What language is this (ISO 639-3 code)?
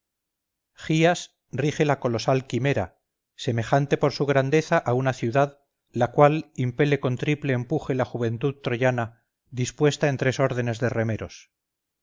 spa